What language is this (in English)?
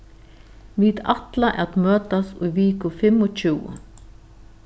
Faroese